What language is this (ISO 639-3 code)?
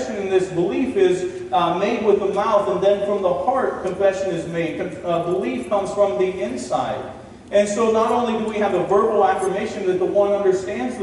eng